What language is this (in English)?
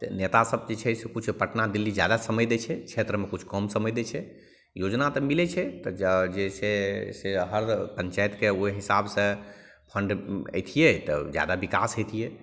Maithili